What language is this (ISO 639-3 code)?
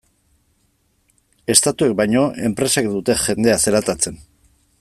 eus